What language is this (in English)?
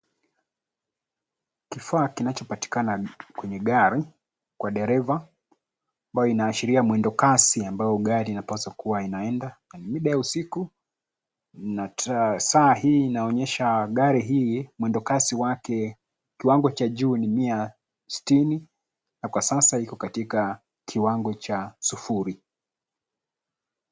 Swahili